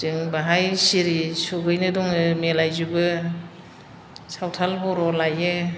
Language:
Bodo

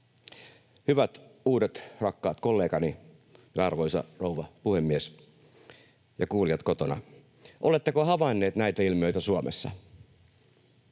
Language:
Finnish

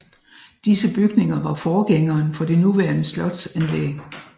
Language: Danish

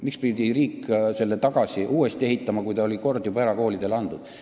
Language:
Estonian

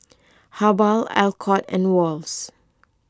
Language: English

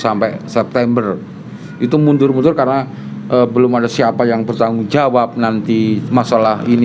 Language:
Indonesian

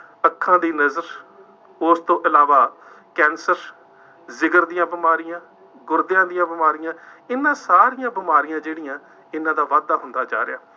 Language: Punjabi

